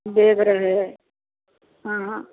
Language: Maithili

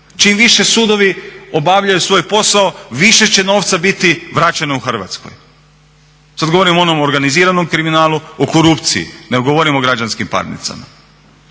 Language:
Croatian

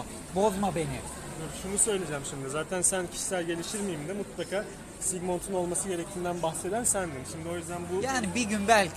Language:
Turkish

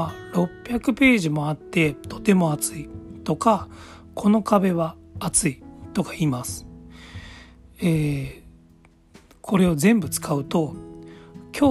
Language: Japanese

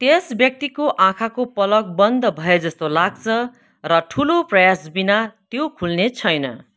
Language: Nepali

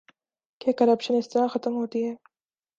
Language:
Urdu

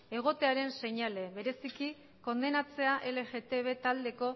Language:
Basque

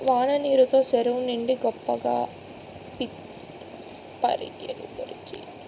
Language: Telugu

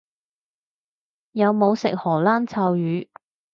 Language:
Cantonese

